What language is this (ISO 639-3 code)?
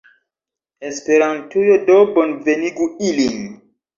epo